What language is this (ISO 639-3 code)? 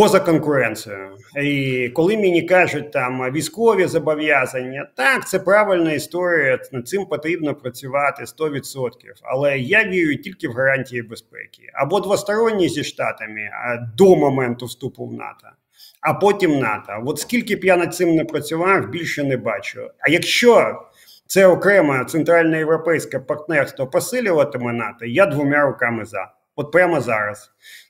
ukr